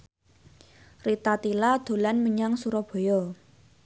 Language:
Javanese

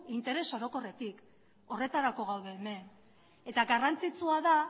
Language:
Basque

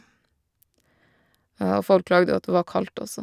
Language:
Norwegian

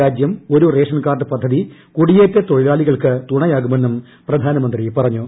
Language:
Malayalam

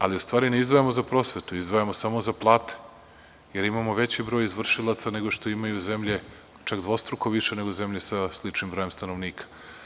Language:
Serbian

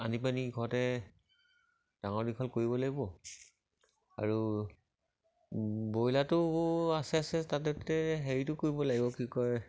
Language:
Assamese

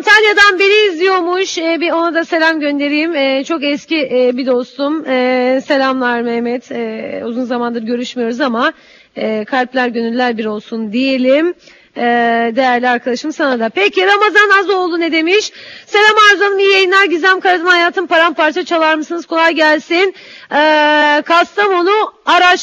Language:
Turkish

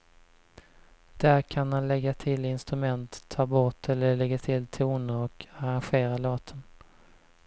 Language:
Swedish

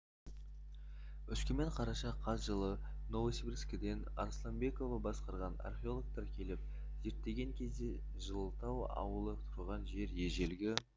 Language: Kazakh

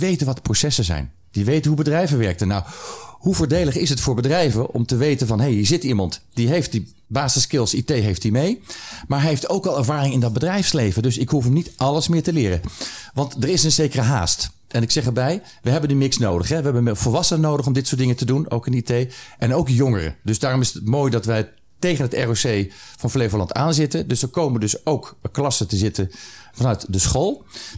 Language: Dutch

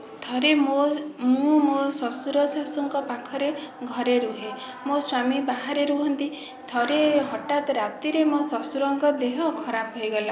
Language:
Odia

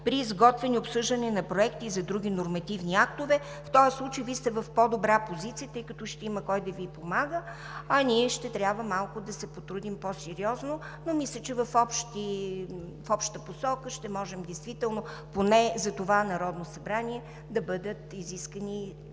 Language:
Bulgarian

